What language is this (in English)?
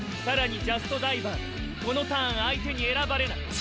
Japanese